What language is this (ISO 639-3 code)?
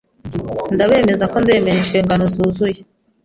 kin